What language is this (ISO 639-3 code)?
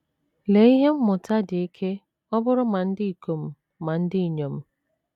ibo